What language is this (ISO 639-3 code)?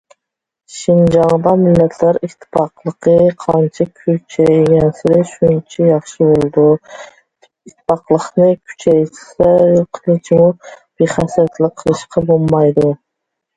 uig